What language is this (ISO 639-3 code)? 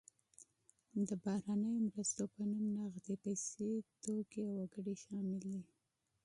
pus